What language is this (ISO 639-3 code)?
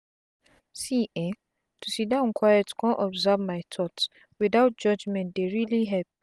pcm